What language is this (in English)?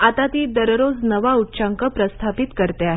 Marathi